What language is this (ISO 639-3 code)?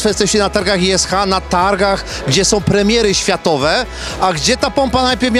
pol